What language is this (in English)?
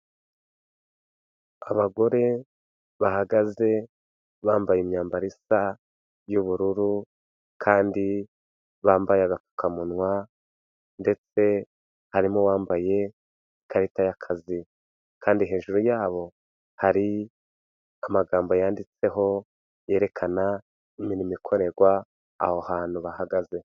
Kinyarwanda